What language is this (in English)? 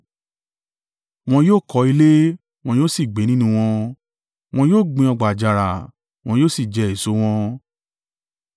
Yoruba